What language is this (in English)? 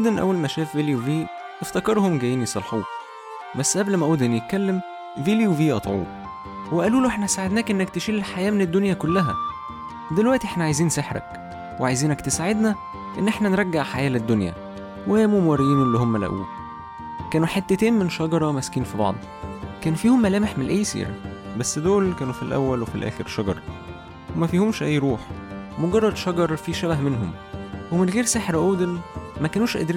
Arabic